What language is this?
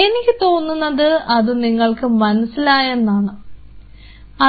Malayalam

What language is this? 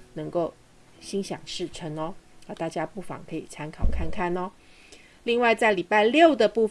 Chinese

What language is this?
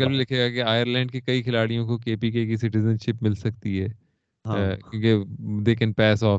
Urdu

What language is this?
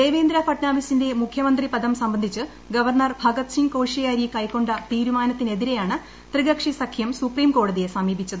Malayalam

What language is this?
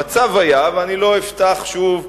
Hebrew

